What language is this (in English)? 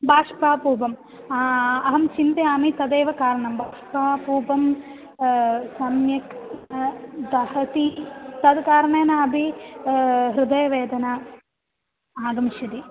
Sanskrit